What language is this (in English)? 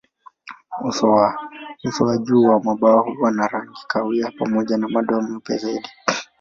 Swahili